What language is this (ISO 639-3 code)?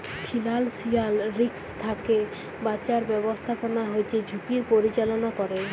ben